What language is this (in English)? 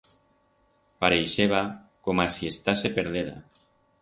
Aragonese